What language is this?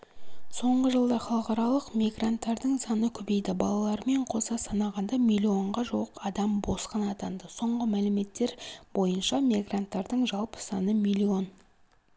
Kazakh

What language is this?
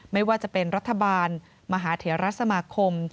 Thai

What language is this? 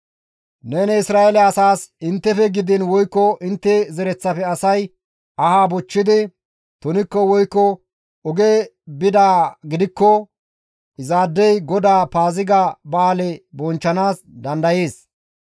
Gamo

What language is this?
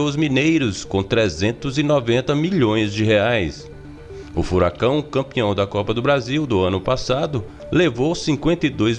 Portuguese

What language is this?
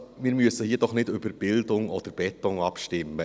Swiss German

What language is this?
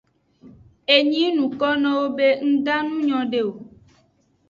Aja (Benin)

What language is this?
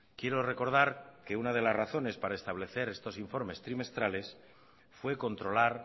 Spanish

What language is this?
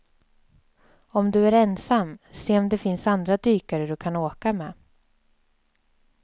Swedish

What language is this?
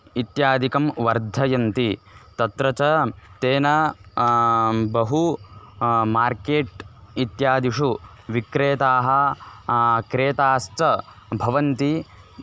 Sanskrit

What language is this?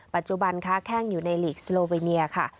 Thai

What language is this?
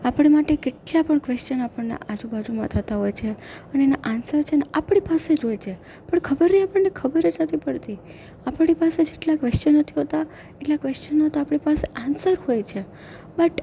Gujarati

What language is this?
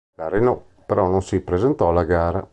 Italian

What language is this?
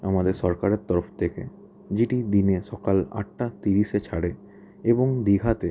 Bangla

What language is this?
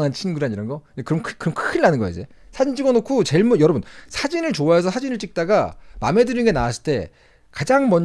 Korean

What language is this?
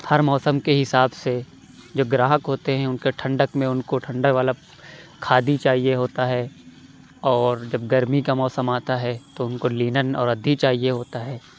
Urdu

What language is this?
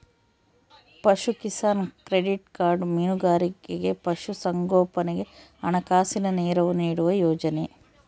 Kannada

